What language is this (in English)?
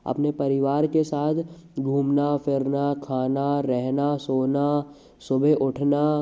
Hindi